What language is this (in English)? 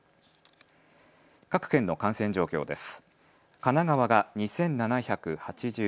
Japanese